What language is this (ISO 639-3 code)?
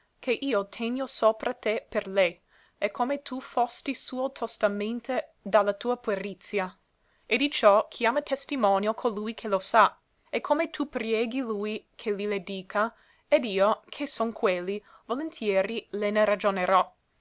ita